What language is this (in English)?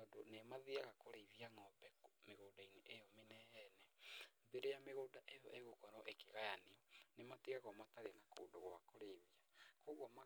Kikuyu